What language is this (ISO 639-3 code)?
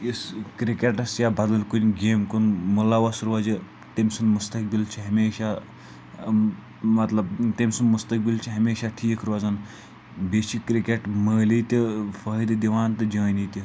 kas